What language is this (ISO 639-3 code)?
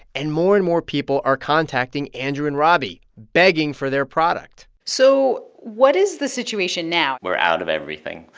eng